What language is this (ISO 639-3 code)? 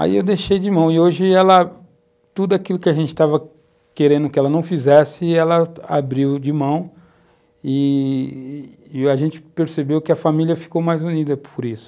por